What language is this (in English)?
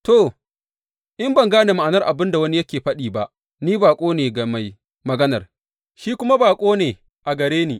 Hausa